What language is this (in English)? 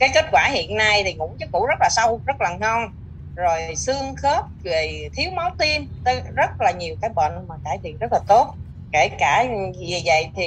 Vietnamese